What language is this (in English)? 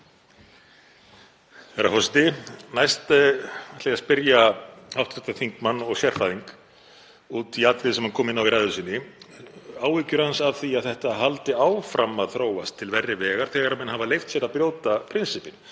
Icelandic